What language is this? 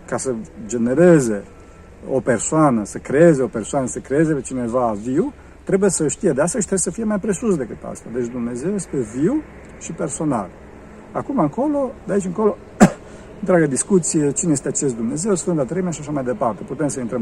Romanian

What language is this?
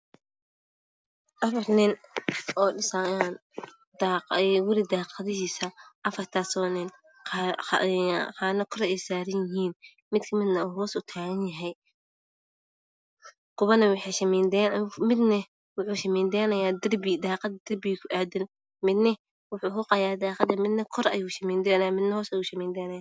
Somali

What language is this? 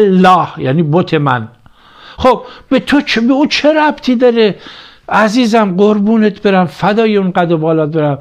Persian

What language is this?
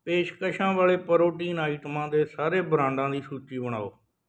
Punjabi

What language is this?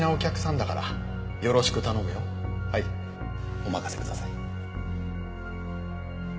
Japanese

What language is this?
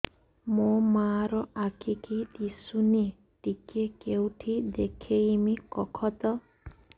Odia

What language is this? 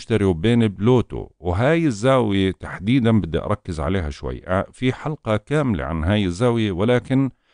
Arabic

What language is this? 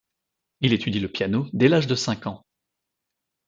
French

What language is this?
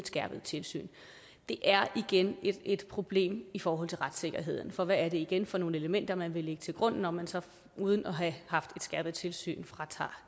Danish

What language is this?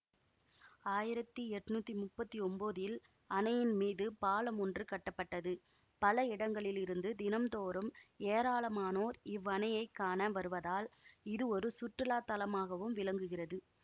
Tamil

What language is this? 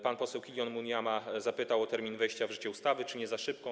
Polish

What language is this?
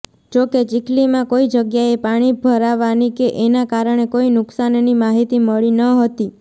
Gujarati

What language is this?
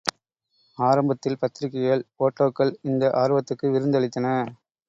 Tamil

